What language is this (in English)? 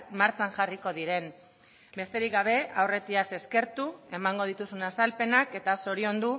Basque